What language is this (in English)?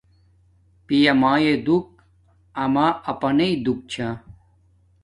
Domaaki